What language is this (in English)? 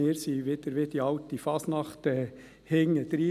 Swiss German